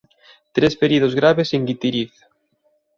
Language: Galician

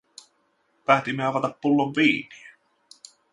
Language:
Finnish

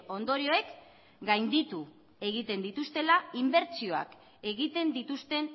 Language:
Basque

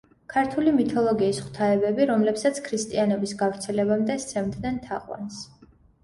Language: Georgian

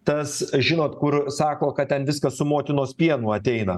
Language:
Lithuanian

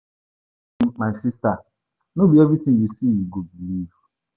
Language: Nigerian Pidgin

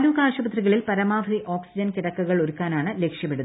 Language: Malayalam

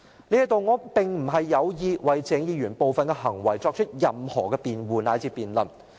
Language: Cantonese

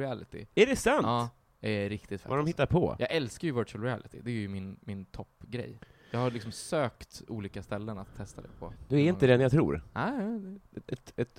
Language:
Swedish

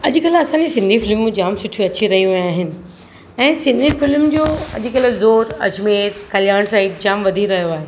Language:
Sindhi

